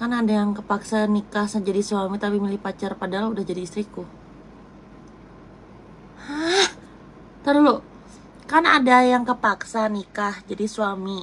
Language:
Indonesian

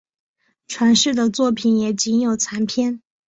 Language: Chinese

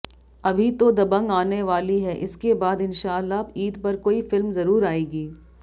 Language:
Hindi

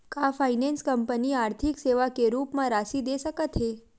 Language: Chhattisgarhi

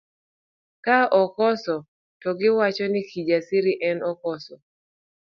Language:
Luo (Kenya and Tanzania)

